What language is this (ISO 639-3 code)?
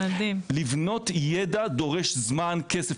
heb